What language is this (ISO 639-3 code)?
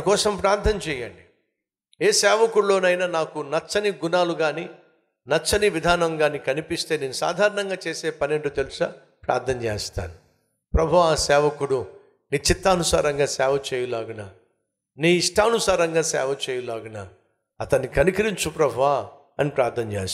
tel